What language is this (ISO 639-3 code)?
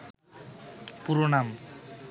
ben